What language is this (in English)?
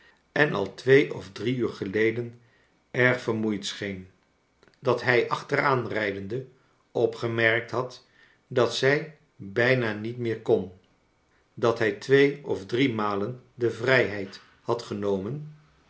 Dutch